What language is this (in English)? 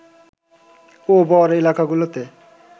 Bangla